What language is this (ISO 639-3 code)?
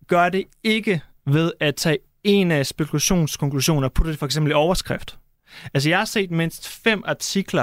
dan